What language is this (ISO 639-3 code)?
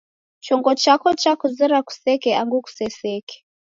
dav